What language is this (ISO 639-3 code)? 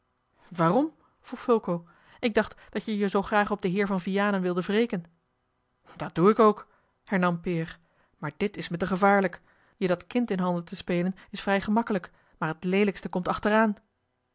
nld